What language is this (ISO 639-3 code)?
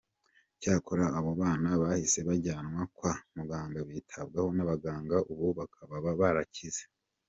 kin